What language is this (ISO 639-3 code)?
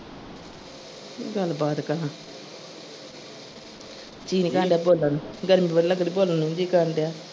pan